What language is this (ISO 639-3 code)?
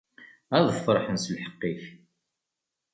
kab